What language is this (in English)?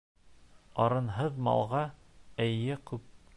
Bashkir